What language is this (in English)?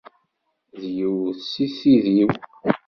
Kabyle